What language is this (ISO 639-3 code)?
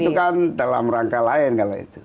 ind